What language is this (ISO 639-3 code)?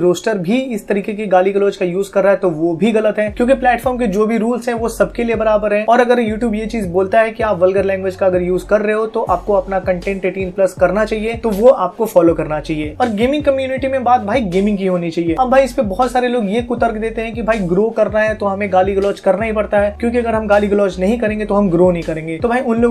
hin